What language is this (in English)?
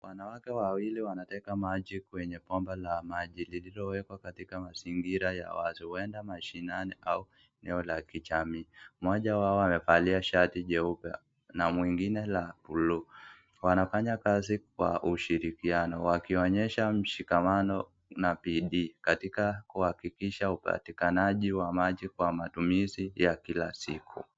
Swahili